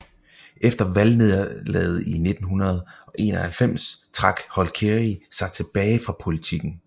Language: Danish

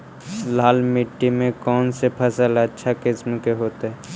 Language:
Magahi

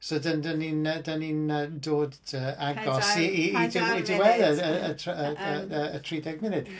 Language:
Welsh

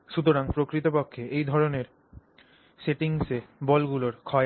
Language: Bangla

